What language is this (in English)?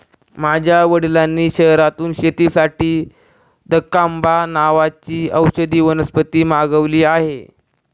Marathi